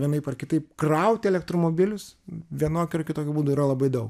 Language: Lithuanian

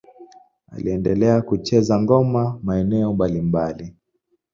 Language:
Swahili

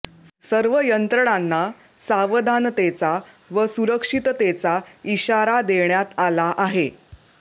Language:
Marathi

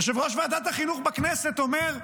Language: Hebrew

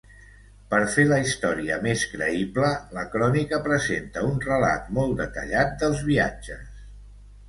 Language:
Catalan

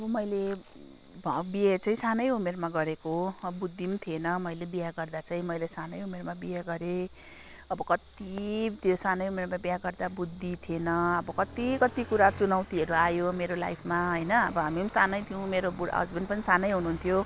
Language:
Nepali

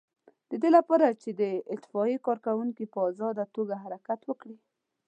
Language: Pashto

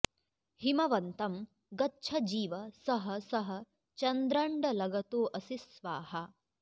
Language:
Sanskrit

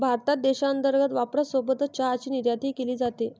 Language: Marathi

